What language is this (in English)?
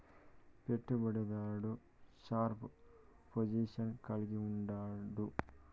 Telugu